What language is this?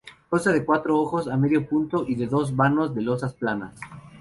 Spanish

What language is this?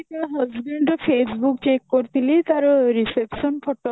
Odia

